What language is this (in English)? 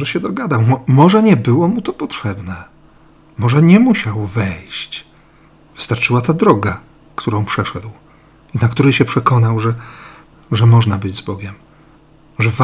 Polish